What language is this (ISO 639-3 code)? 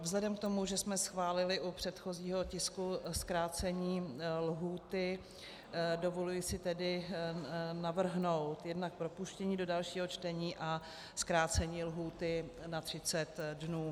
ces